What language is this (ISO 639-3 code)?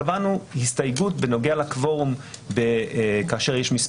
heb